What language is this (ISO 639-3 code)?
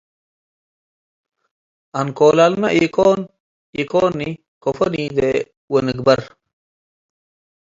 tig